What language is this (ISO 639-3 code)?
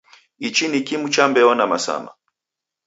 dav